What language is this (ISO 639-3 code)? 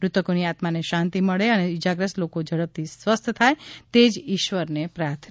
guj